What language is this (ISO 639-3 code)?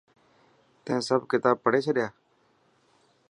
mki